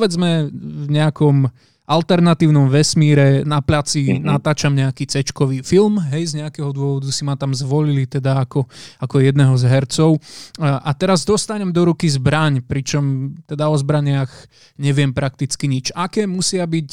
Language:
Slovak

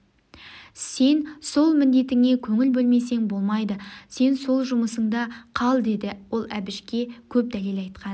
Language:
Kazakh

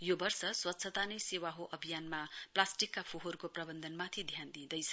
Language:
Nepali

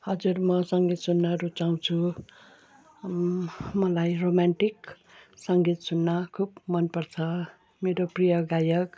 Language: Nepali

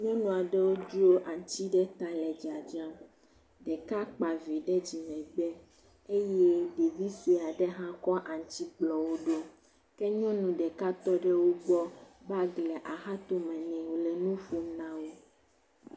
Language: Ewe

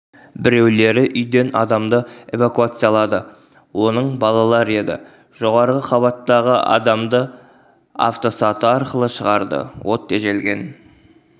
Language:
Kazakh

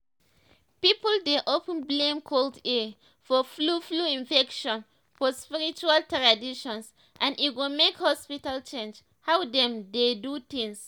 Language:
Nigerian Pidgin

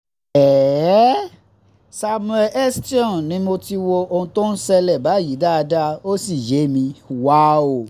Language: Yoruba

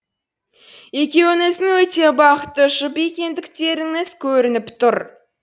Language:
Kazakh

